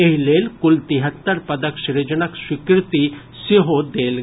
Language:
Maithili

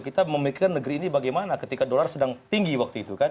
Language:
Indonesian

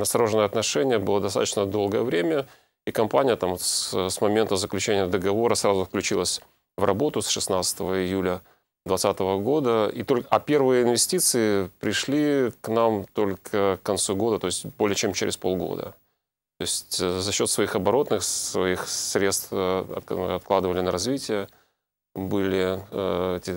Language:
Russian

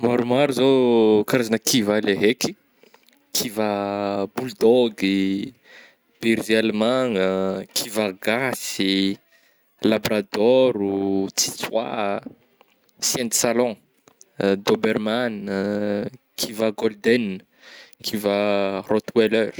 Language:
Northern Betsimisaraka Malagasy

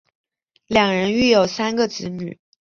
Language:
Chinese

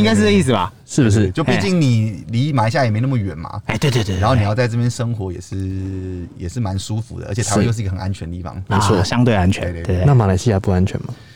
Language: Chinese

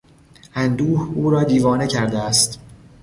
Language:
Persian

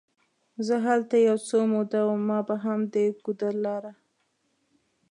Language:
Pashto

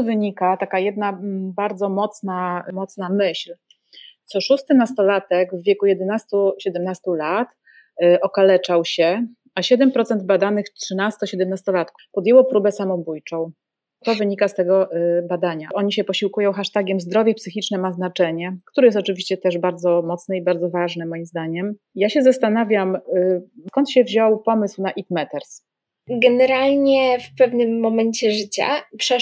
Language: Polish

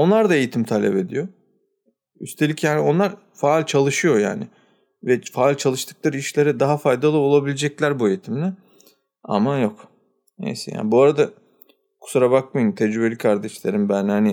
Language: Turkish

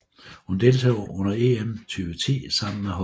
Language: Danish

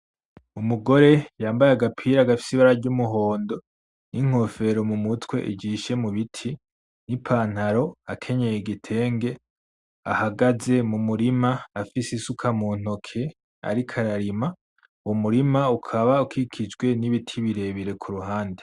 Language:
Rundi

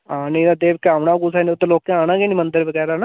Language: Dogri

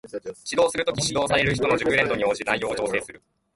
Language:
Japanese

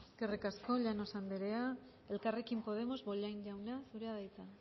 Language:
Basque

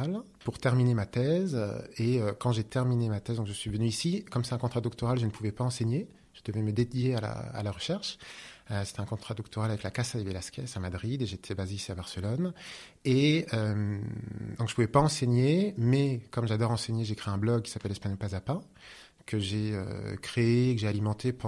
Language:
French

